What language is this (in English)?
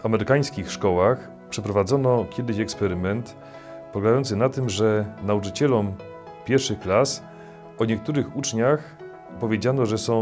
Polish